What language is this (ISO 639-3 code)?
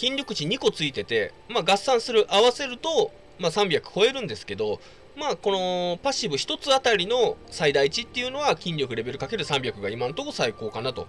jpn